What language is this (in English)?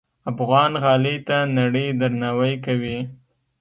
Pashto